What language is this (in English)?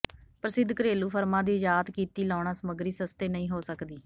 Punjabi